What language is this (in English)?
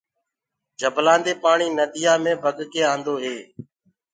Gurgula